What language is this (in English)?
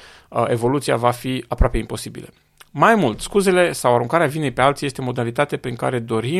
Romanian